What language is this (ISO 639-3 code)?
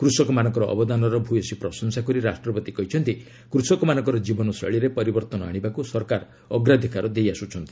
ori